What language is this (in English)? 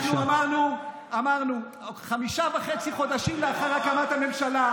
Hebrew